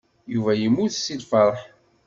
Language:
Kabyle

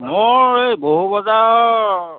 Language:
Assamese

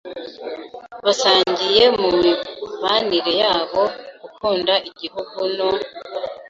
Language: Kinyarwanda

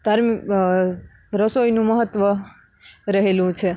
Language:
Gujarati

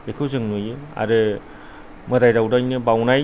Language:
Bodo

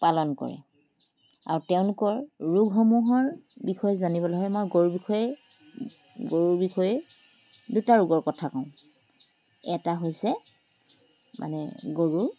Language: Assamese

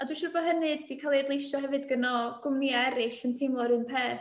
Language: Welsh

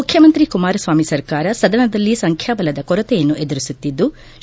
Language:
Kannada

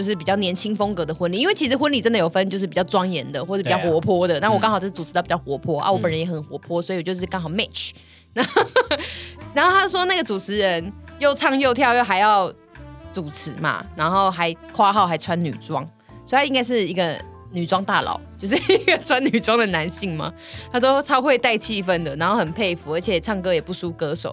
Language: Chinese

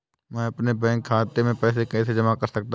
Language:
Hindi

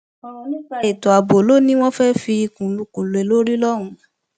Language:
Yoruba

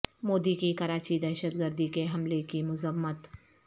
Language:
Urdu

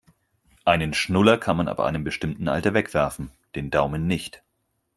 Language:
German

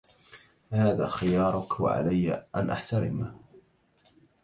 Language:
Arabic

